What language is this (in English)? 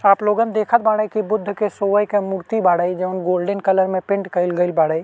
Bhojpuri